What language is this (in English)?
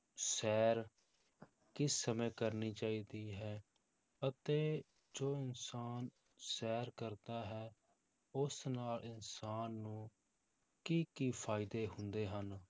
Punjabi